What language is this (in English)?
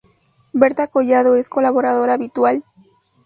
Spanish